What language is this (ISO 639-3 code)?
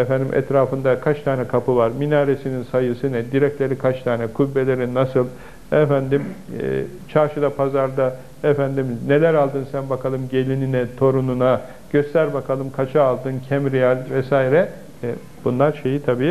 tur